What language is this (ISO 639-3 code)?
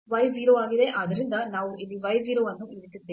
kan